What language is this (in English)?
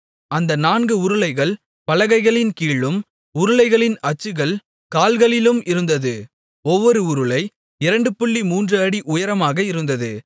Tamil